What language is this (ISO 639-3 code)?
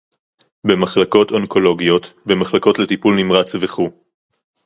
heb